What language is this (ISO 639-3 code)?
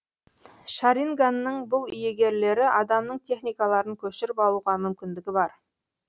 kaz